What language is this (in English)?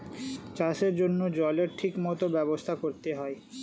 Bangla